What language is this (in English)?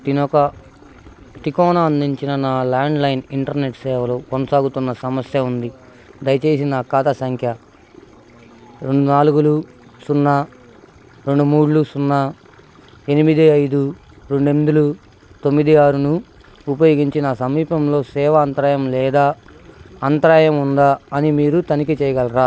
Telugu